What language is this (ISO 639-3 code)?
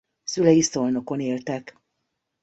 hun